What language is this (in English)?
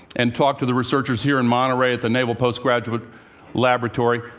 English